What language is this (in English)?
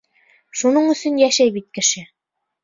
Bashkir